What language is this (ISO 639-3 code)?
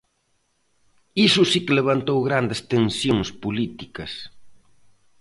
glg